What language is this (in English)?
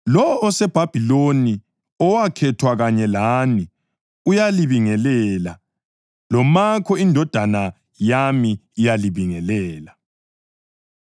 North Ndebele